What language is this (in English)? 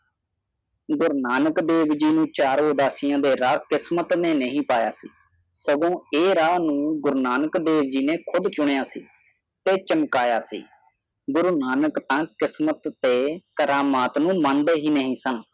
Punjabi